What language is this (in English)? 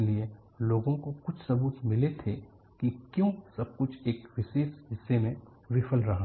Hindi